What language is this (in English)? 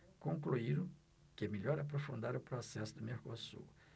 Portuguese